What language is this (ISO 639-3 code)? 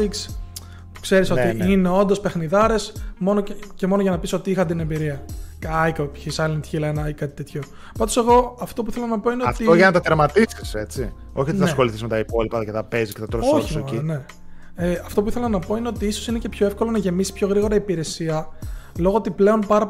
ell